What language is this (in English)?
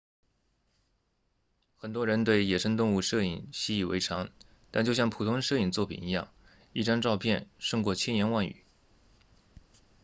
Chinese